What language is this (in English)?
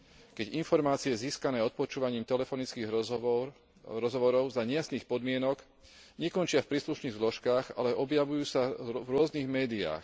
Slovak